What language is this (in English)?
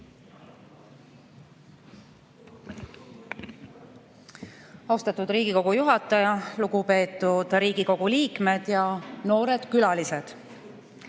Estonian